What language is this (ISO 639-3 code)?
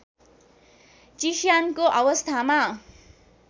nep